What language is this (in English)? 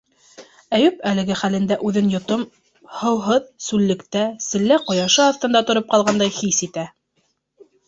Bashkir